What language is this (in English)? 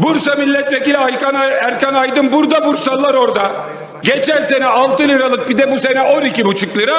Turkish